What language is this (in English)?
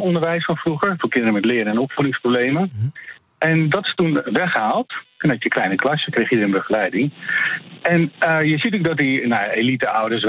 Dutch